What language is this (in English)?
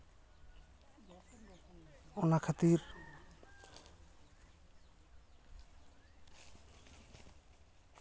Santali